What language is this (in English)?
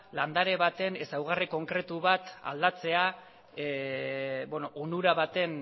Basque